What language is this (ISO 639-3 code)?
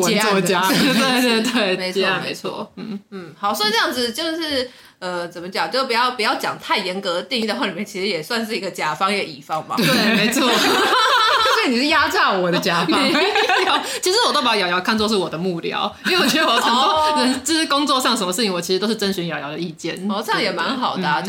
zho